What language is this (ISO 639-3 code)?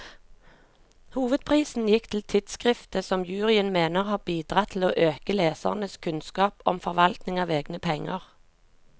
nor